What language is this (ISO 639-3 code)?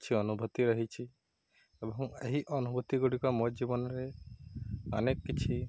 ori